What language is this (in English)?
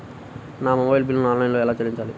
Telugu